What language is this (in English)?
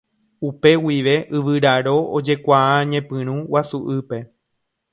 Guarani